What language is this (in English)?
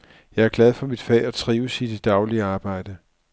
Danish